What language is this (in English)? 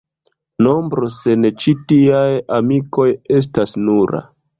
Esperanto